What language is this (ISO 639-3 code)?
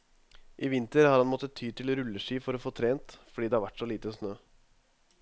nor